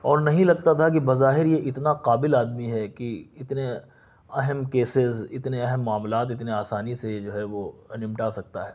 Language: Urdu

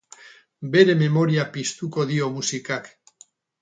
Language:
Basque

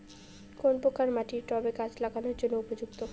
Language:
Bangla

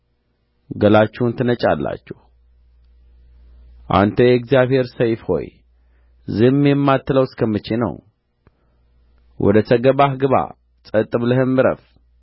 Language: Amharic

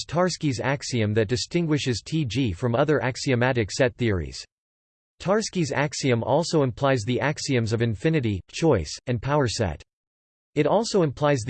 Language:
English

